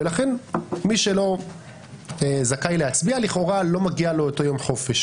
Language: Hebrew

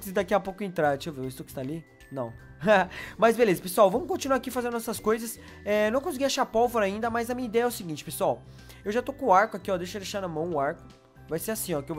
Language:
Portuguese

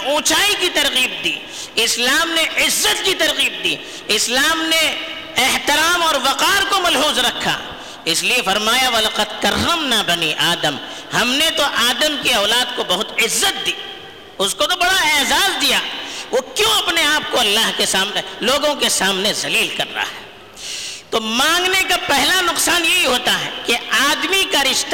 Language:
Urdu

